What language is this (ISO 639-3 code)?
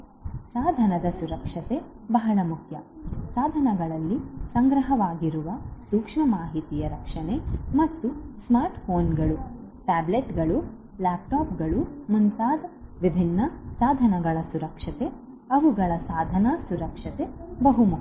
kan